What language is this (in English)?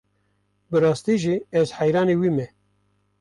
Kurdish